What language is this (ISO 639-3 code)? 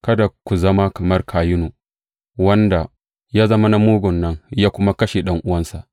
hau